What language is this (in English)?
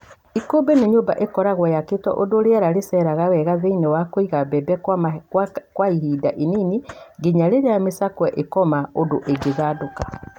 Kikuyu